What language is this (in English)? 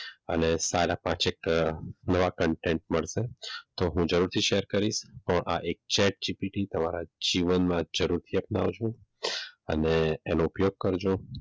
Gujarati